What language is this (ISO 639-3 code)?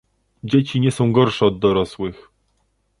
pol